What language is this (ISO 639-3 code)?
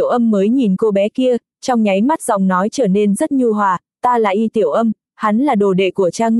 vie